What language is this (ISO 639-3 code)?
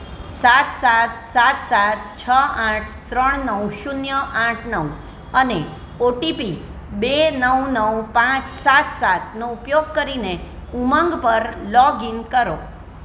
guj